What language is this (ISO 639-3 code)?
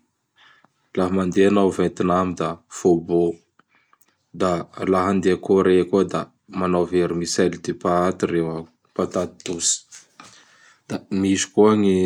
bhr